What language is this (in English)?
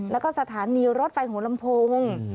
Thai